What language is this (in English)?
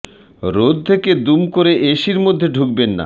Bangla